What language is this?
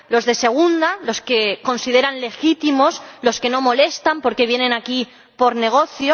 Spanish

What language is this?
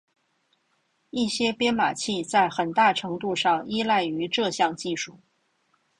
Chinese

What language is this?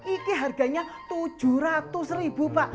Indonesian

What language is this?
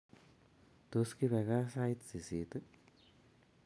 Kalenjin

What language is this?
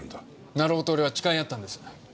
Japanese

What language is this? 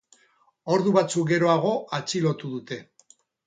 Basque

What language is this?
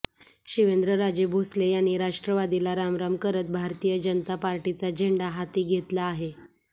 Marathi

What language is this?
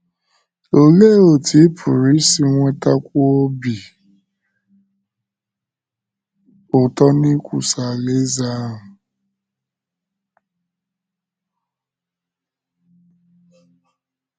Igbo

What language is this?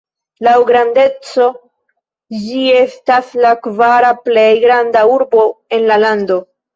Esperanto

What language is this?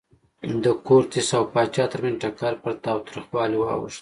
Pashto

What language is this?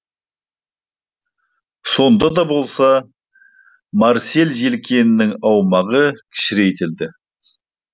Kazakh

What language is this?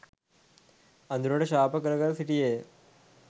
Sinhala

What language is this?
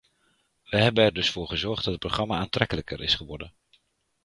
Dutch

